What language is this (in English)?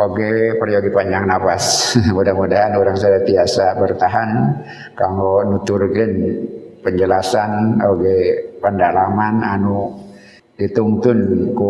Indonesian